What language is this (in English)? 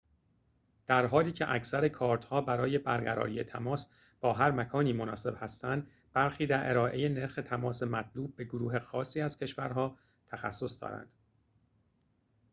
Persian